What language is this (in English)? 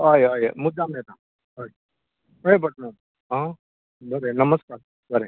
Konkani